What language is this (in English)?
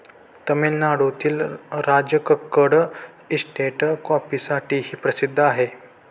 Marathi